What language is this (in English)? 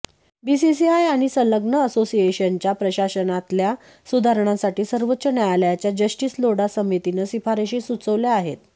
Marathi